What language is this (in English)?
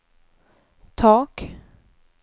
Swedish